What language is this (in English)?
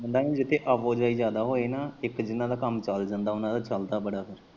Punjabi